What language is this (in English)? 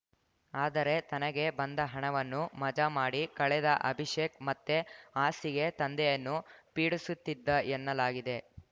Kannada